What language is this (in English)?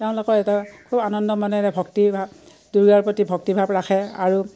Assamese